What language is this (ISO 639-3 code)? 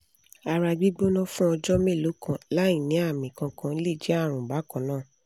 yor